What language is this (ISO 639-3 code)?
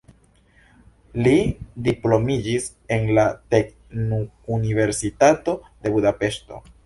epo